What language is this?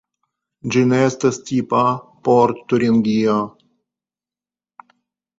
Esperanto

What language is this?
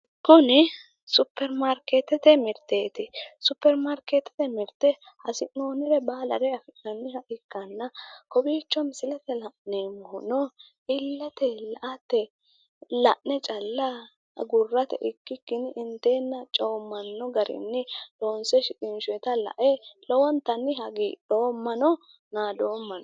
Sidamo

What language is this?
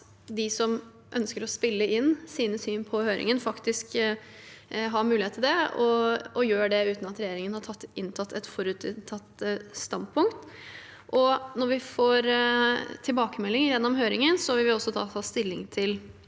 Norwegian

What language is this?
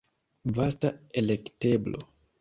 Esperanto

